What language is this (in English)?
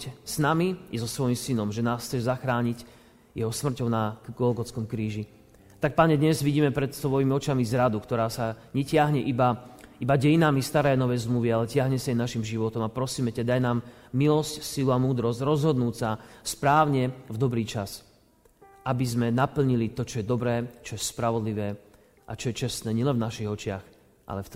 Slovak